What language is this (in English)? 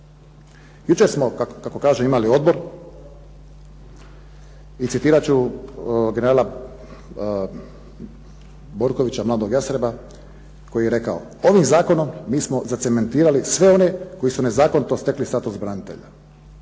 Croatian